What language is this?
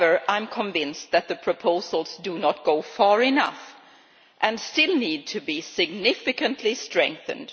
English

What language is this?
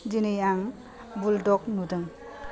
Bodo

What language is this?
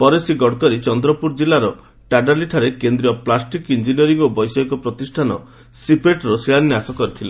Odia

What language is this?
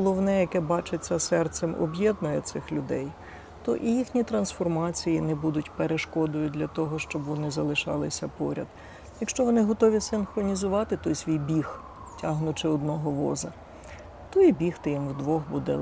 Ukrainian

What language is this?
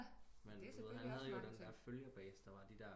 Danish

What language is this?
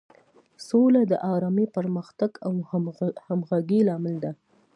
Pashto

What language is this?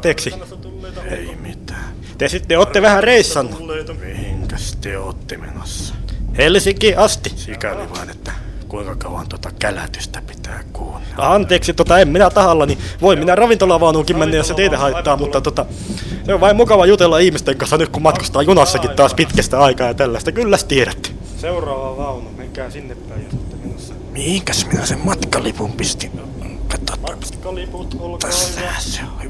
Finnish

